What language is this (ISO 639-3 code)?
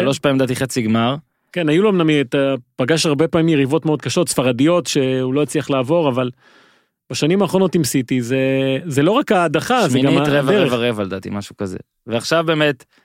heb